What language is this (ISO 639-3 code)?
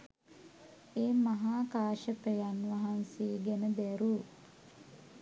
sin